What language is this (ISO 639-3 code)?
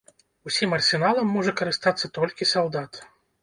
bel